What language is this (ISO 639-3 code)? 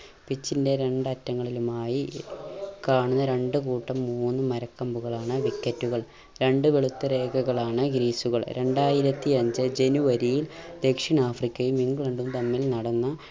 mal